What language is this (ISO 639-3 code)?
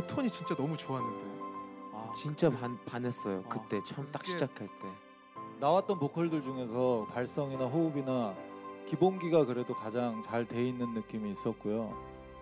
kor